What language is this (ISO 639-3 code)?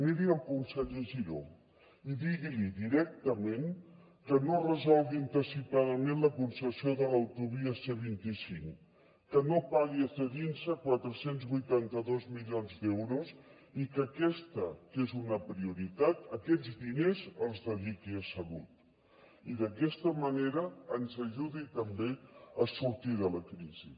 cat